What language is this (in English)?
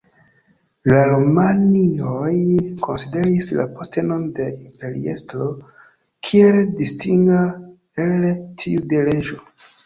Esperanto